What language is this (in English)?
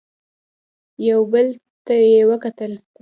Pashto